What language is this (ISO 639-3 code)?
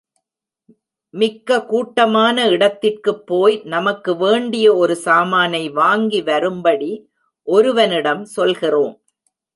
tam